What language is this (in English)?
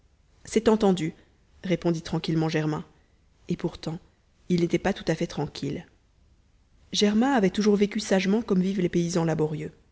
French